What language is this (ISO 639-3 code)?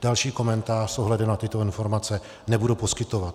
ces